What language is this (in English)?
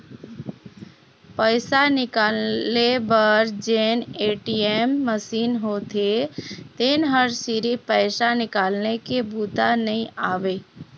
Chhattisgarhi